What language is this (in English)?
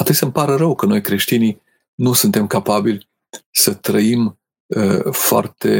Romanian